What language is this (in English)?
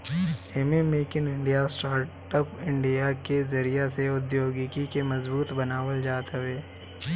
Bhojpuri